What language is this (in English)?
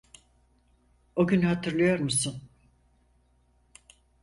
Turkish